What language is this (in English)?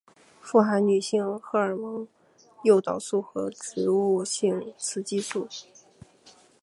Chinese